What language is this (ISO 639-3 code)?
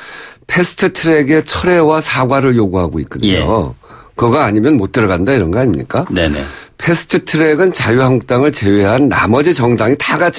kor